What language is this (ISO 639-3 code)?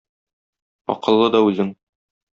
tat